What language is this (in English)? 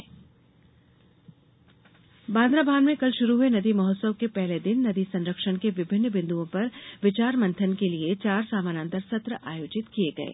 Hindi